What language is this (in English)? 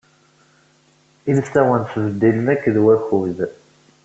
Kabyle